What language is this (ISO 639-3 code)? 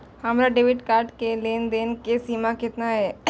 mai